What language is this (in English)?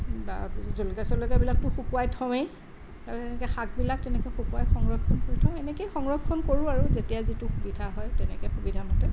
Assamese